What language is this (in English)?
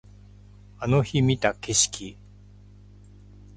Japanese